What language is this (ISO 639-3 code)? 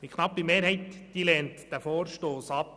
gsw